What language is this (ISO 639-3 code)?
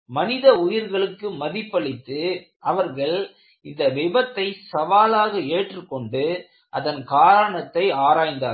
tam